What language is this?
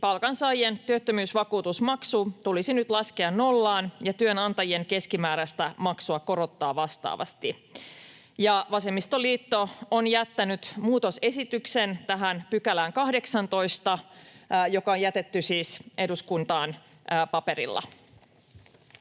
Finnish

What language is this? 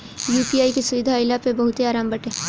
Bhojpuri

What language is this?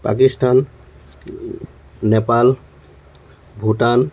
Assamese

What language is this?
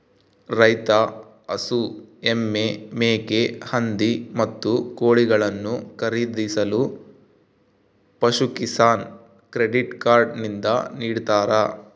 Kannada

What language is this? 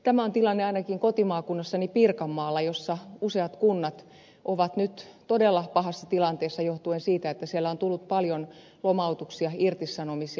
Finnish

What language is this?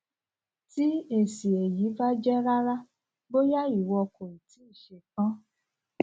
Yoruba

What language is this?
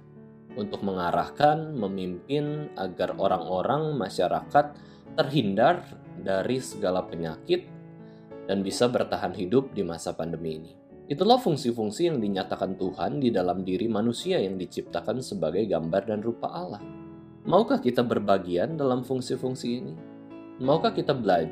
Indonesian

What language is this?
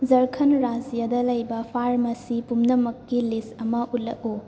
Manipuri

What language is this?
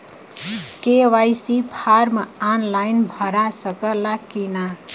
Bhojpuri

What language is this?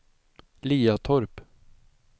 Swedish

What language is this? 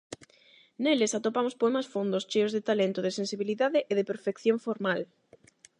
Galician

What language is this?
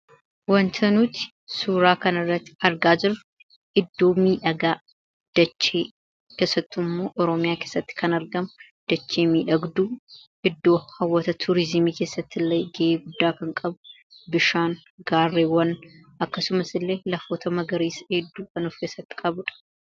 Oromo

